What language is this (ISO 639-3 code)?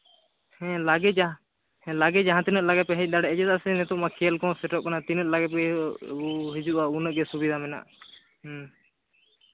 sat